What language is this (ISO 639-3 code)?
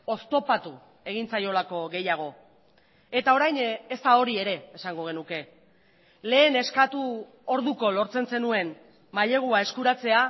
eus